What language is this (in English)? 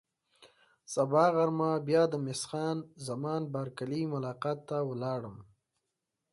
Pashto